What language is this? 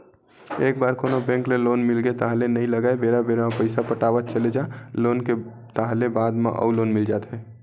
Chhattisgarhi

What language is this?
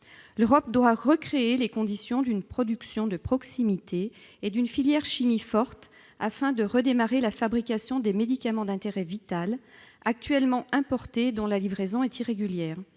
French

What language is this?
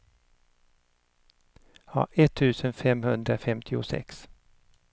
Swedish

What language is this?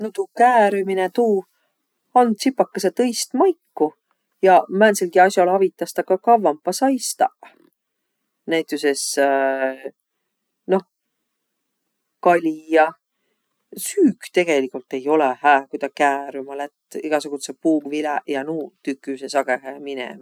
Võro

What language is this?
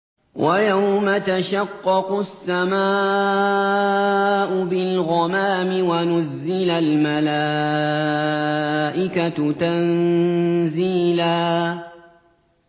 Arabic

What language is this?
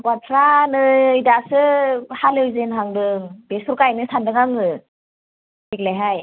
Bodo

